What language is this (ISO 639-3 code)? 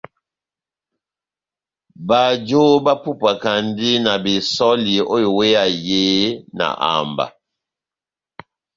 bnm